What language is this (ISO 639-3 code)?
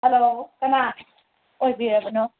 mni